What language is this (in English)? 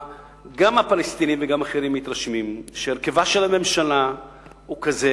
Hebrew